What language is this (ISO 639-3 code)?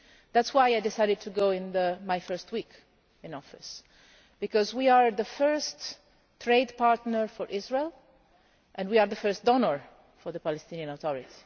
eng